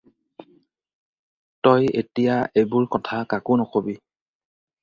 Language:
Assamese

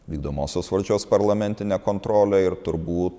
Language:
Lithuanian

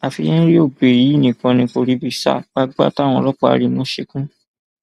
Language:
Yoruba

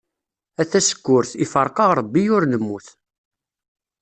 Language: Kabyle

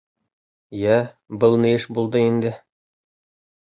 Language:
Bashkir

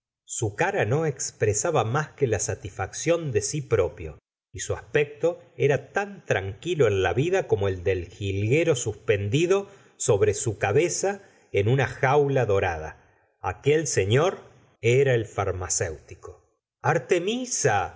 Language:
Spanish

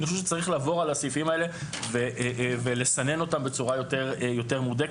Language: Hebrew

